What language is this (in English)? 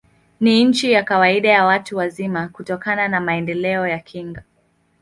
Swahili